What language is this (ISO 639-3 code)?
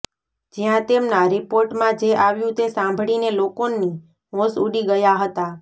guj